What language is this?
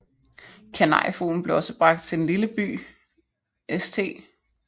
Danish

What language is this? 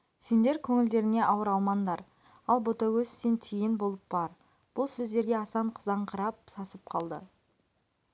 Kazakh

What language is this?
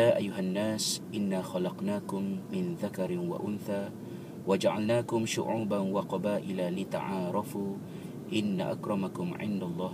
Malay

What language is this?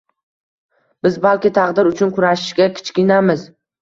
Uzbek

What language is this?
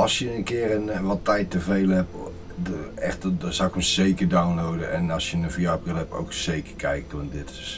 Dutch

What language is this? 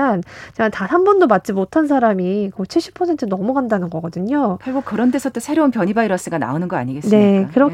Korean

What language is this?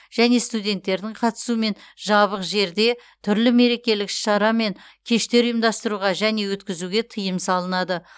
Kazakh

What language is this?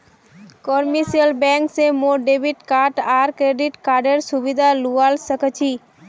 Magahi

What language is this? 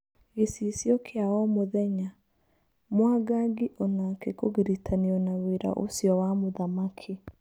Kikuyu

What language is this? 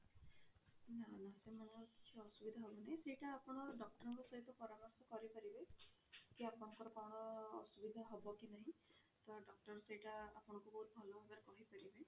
Odia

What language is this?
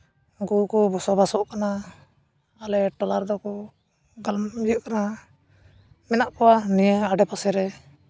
Santali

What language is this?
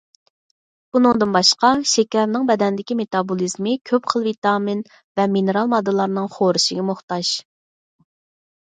Uyghur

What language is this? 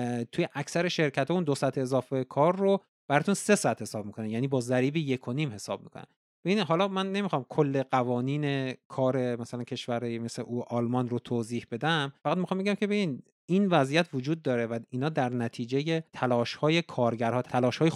Persian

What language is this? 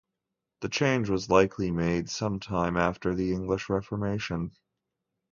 English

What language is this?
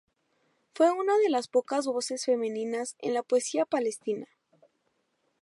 Spanish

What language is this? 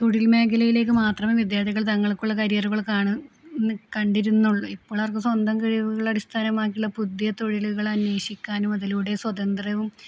Malayalam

